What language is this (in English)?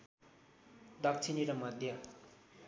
Nepali